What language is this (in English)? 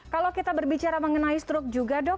Indonesian